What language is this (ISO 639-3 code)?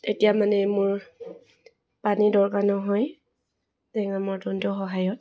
asm